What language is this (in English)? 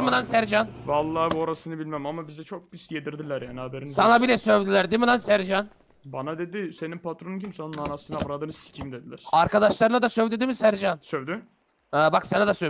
Turkish